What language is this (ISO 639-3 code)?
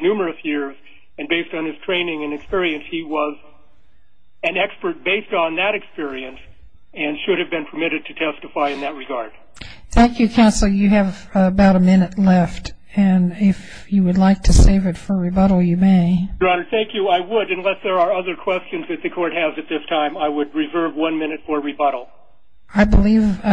eng